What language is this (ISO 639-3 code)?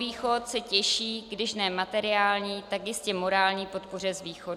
ces